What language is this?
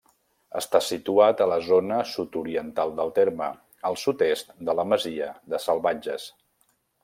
Catalan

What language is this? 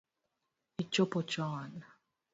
Luo (Kenya and Tanzania)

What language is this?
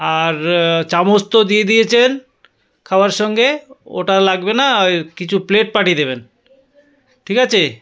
Bangla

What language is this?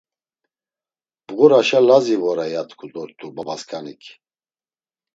Laz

